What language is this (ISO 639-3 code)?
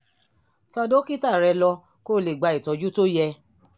yor